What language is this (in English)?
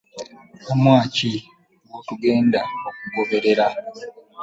Ganda